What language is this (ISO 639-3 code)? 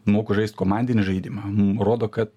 lit